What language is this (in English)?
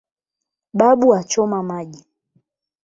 Swahili